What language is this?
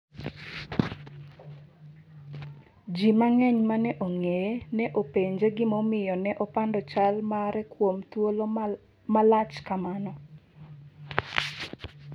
Luo (Kenya and Tanzania)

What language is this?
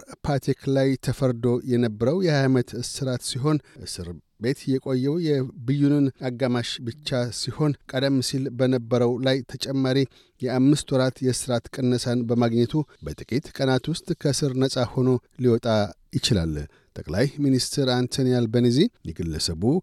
Amharic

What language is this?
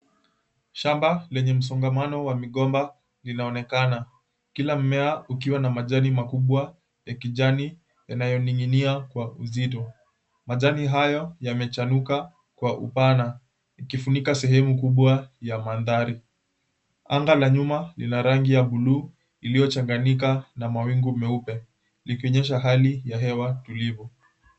Swahili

